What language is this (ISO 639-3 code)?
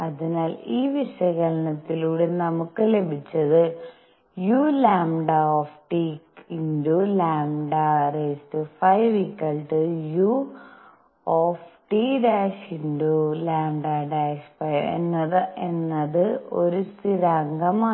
mal